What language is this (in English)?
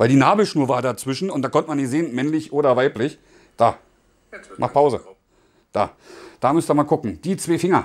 German